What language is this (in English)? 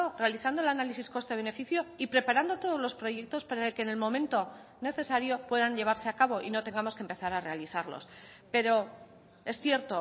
Spanish